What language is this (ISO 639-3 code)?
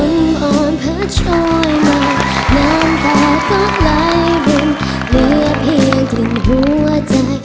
tha